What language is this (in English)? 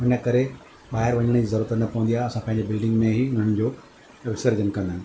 Sindhi